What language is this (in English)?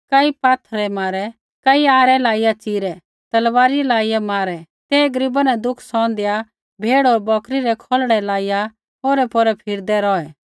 Kullu Pahari